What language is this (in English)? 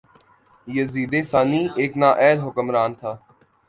Urdu